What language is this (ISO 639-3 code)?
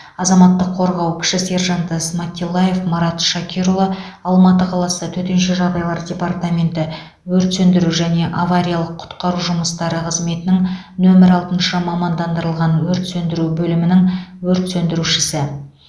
kaz